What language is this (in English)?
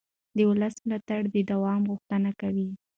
Pashto